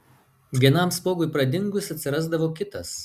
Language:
Lithuanian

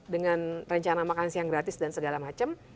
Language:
Indonesian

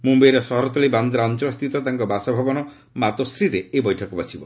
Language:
Odia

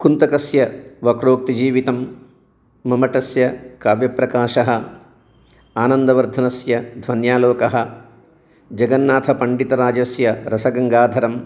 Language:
Sanskrit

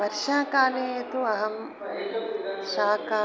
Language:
Sanskrit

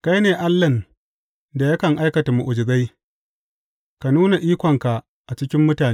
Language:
Hausa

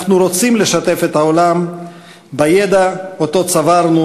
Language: Hebrew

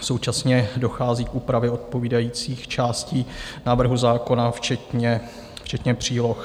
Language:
Czech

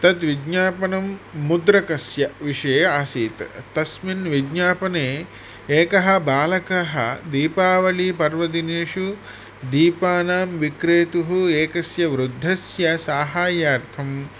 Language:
Sanskrit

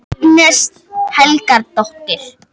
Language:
Icelandic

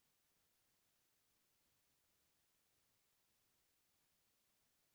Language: Chhattisgarhi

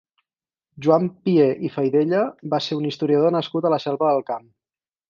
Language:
Catalan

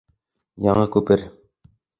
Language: Bashkir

